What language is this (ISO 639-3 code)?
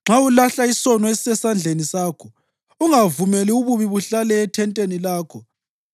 nde